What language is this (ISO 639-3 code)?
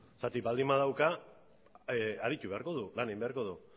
eus